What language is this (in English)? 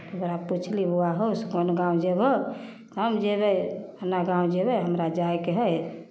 Maithili